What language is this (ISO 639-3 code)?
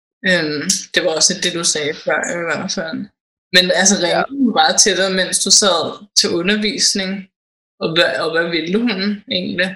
dan